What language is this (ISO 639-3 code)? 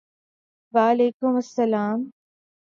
urd